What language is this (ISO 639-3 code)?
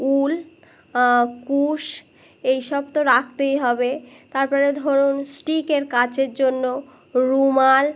ben